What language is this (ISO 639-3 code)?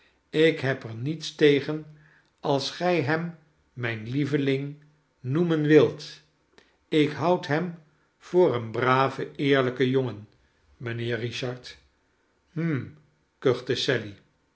nld